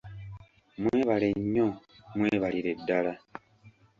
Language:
Ganda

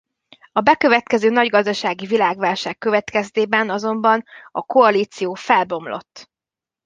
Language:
Hungarian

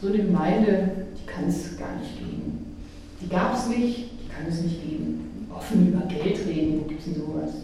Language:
German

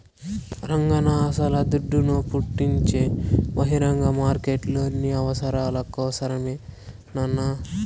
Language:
Telugu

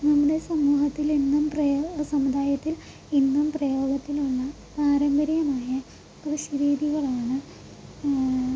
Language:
Malayalam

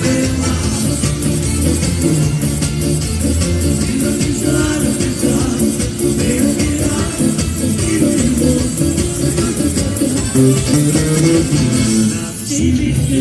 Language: Arabic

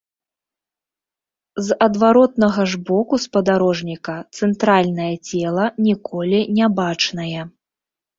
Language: Belarusian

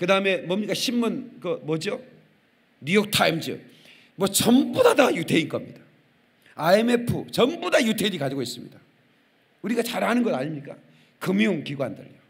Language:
Korean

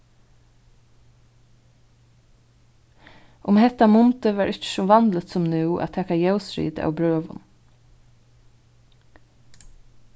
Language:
Faroese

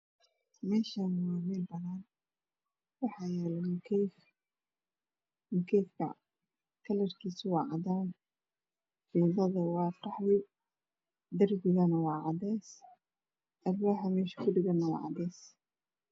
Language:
Somali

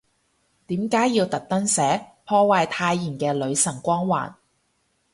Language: Cantonese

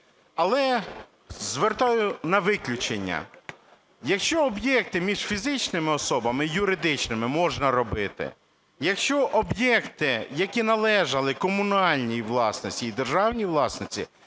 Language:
Ukrainian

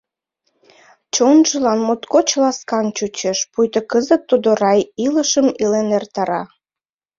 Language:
Mari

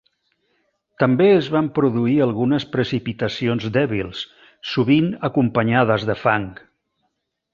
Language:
Catalan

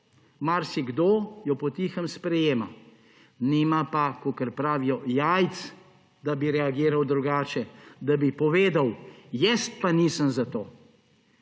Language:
Slovenian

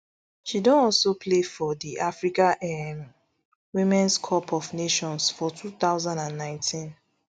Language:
Nigerian Pidgin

